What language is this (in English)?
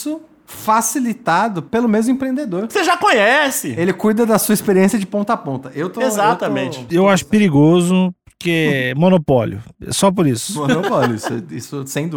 Portuguese